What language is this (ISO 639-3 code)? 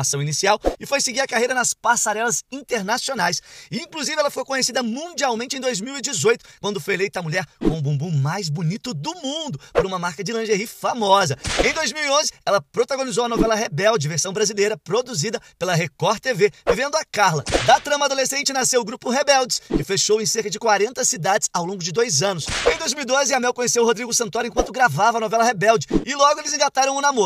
por